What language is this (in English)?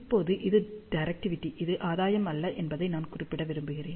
Tamil